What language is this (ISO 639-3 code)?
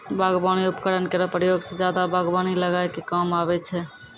mai